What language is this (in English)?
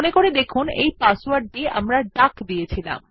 Bangla